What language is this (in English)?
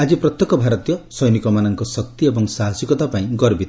Odia